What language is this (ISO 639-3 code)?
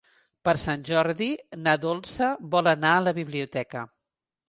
cat